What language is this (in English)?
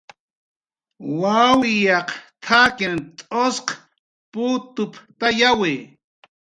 Jaqaru